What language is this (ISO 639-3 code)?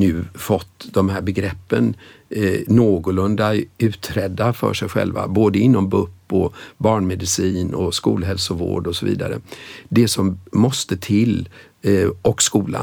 swe